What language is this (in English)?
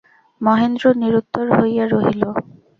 Bangla